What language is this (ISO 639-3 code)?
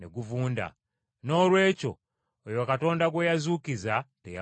lug